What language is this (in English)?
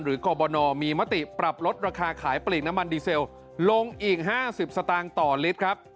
Thai